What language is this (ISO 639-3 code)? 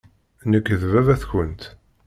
kab